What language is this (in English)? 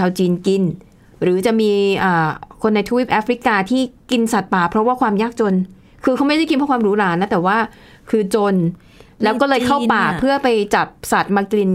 Thai